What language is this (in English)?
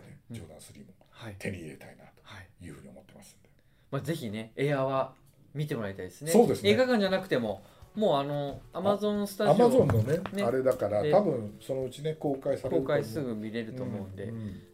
Japanese